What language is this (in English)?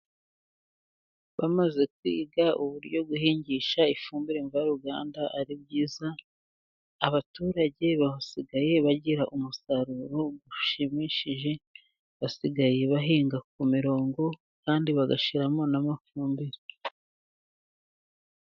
Kinyarwanda